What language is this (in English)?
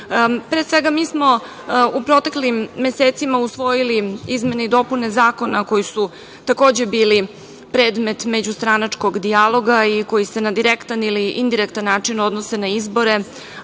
Serbian